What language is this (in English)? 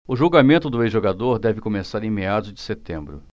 Portuguese